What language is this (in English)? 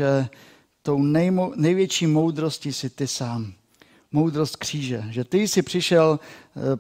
Czech